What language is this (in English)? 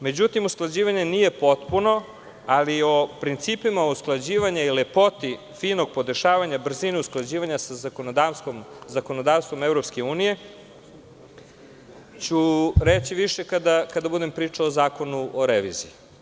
Serbian